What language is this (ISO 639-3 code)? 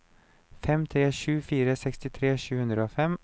nor